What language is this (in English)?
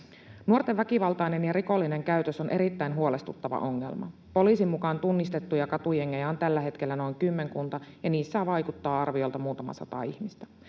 Finnish